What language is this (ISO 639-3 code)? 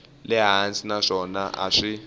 tso